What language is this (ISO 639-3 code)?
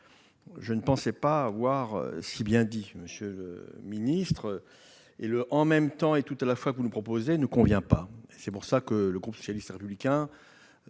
fra